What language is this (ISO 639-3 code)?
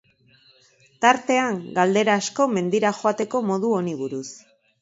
eus